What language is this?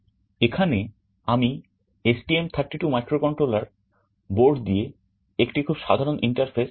Bangla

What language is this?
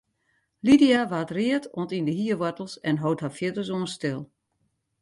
Western Frisian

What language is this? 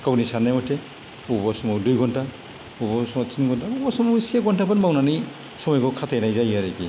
Bodo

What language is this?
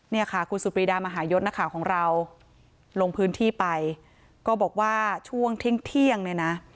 Thai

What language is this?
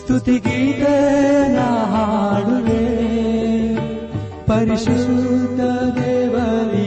Kannada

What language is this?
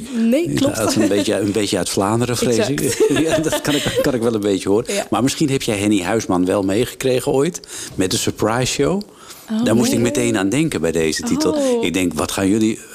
Dutch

